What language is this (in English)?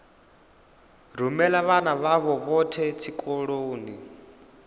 Venda